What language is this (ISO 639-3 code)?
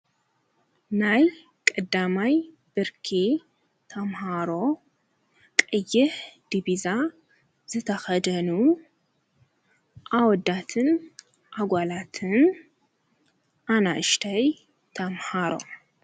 tir